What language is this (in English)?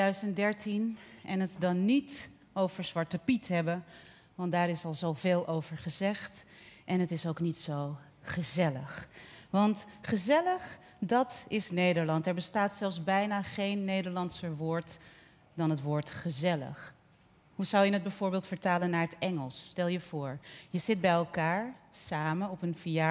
Dutch